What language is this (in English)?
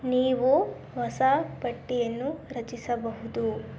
Kannada